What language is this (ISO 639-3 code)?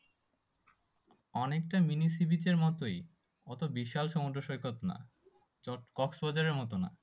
ben